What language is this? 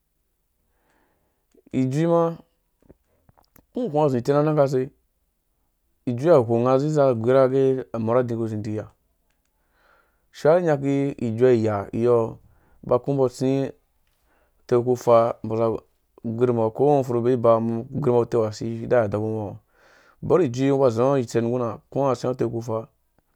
Dũya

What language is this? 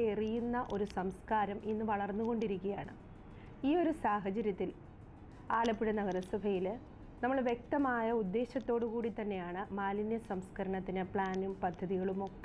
English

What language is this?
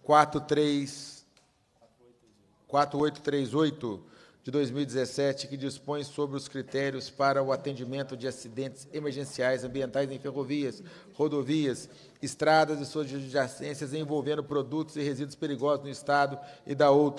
Portuguese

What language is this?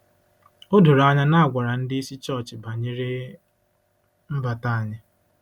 Igbo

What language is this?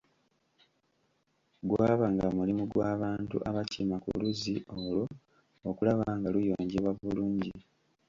Ganda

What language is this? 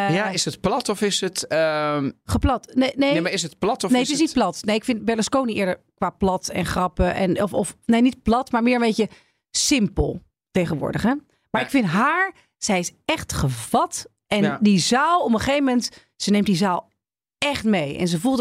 Dutch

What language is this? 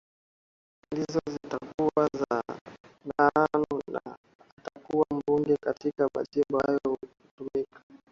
Swahili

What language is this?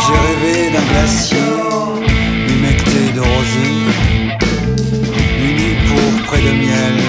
French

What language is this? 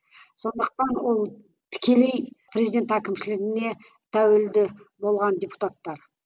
Kazakh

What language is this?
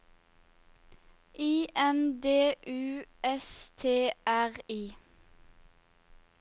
Norwegian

